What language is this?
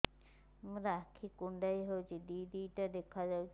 Odia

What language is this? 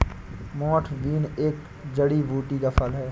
Hindi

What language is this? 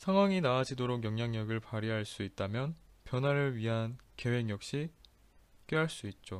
Korean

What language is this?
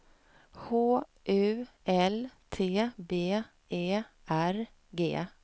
Swedish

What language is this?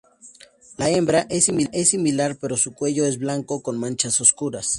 Spanish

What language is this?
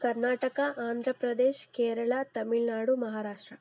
Kannada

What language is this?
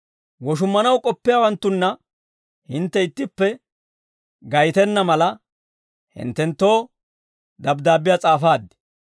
Dawro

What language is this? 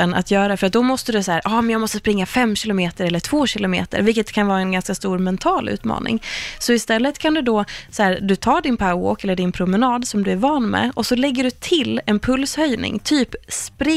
Swedish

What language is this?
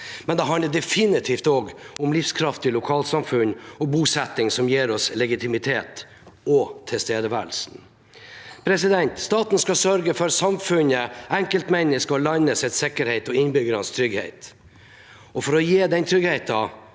Norwegian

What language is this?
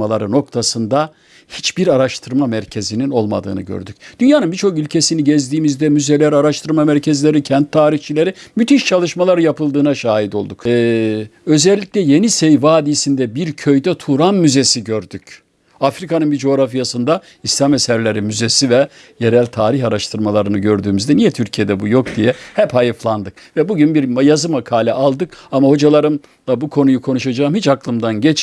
Turkish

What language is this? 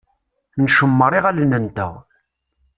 Kabyle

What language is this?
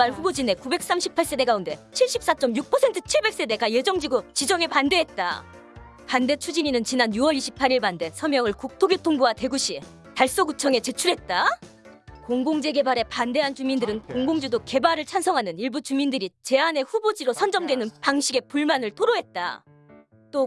Korean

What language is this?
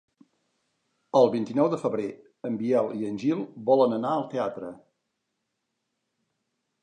Catalan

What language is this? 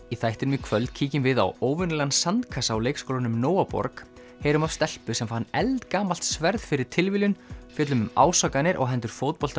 Icelandic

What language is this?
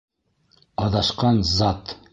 Bashkir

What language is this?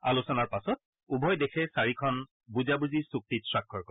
Assamese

